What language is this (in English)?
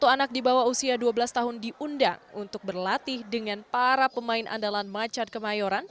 Indonesian